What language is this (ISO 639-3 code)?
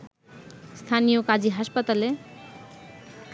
ben